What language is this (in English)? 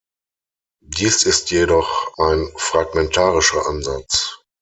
German